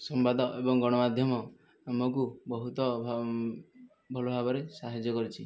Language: Odia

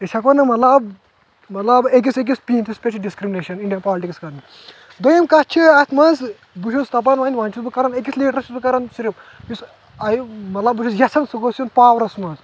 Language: Kashmiri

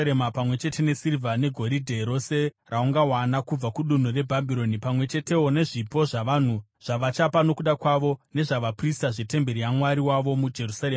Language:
Shona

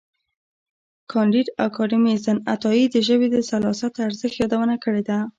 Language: Pashto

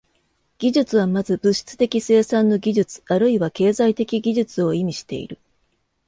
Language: Japanese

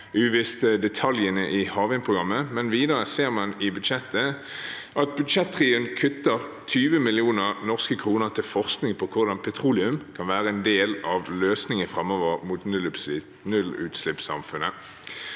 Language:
Norwegian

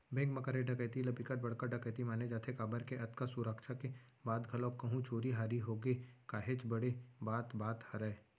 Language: Chhattisgarhi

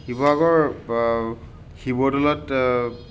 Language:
Assamese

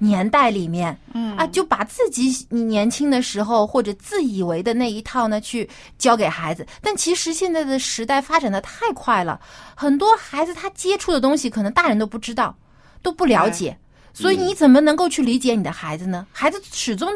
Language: Chinese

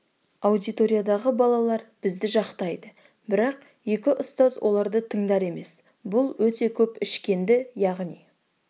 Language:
Kazakh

